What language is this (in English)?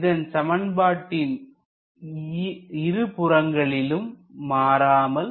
Tamil